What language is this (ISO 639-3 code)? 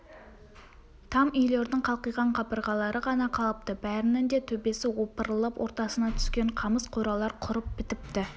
kaz